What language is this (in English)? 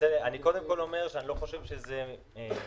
Hebrew